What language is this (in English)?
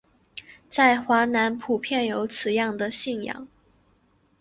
Chinese